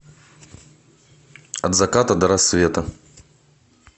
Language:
Russian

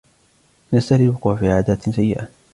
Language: Arabic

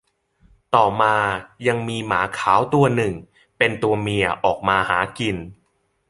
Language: Thai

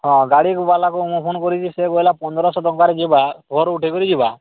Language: Odia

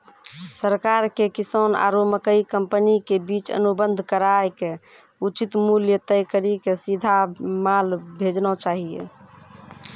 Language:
Maithili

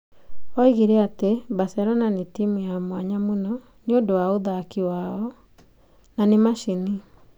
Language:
Kikuyu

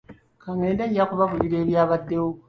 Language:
Ganda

